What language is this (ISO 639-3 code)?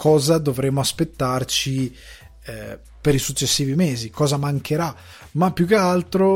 ita